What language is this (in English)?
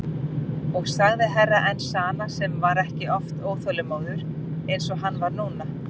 Icelandic